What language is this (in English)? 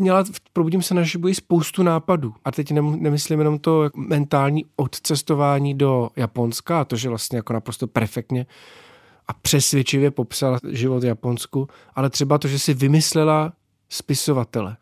Czech